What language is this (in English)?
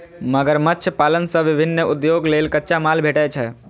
Maithili